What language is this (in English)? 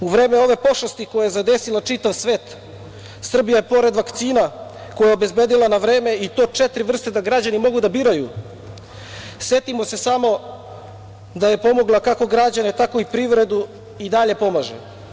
Serbian